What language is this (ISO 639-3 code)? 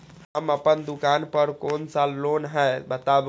mai